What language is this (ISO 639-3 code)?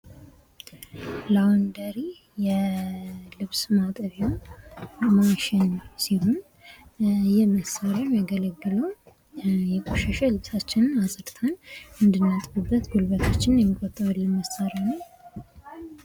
amh